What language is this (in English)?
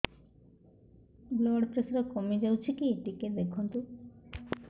Odia